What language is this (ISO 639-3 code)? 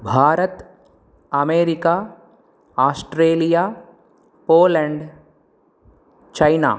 san